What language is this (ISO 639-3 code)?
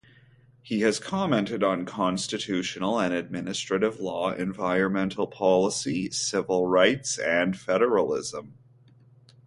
eng